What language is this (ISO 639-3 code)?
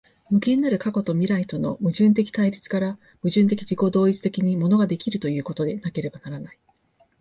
jpn